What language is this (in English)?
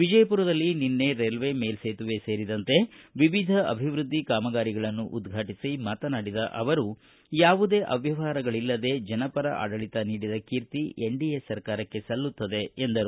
Kannada